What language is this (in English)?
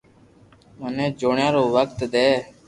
Loarki